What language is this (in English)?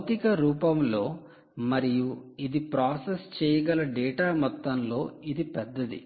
Telugu